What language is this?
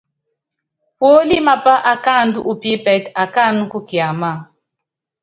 Yangben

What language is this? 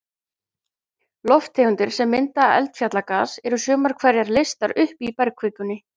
Icelandic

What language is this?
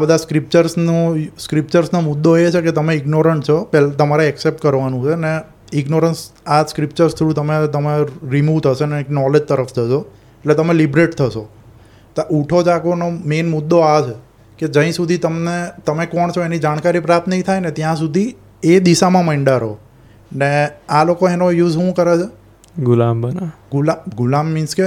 Gujarati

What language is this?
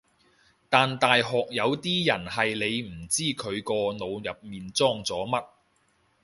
Cantonese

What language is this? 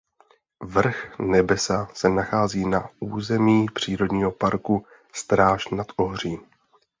Czech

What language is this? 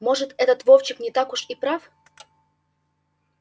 Russian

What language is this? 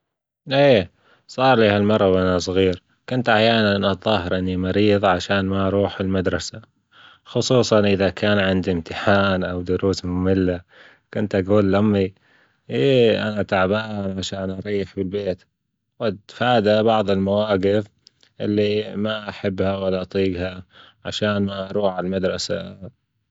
Gulf Arabic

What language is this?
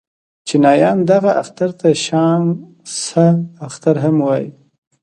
Pashto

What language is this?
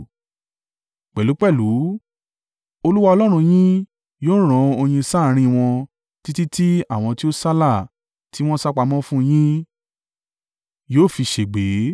Yoruba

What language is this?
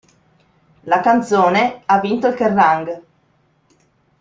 Italian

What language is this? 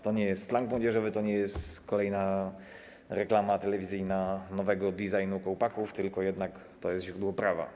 Polish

